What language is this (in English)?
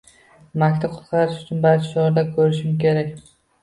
Uzbek